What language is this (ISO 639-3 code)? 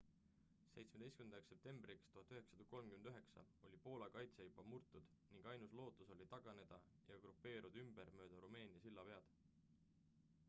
est